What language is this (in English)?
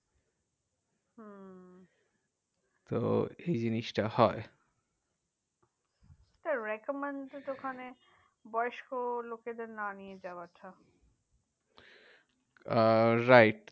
Bangla